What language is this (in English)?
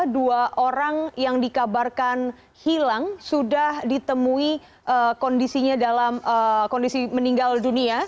Indonesian